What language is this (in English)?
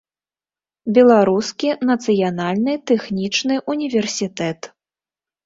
Belarusian